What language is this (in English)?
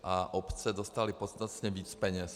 Czech